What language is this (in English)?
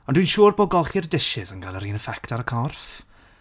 Welsh